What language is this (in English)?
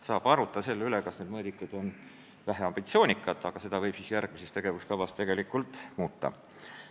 Estonian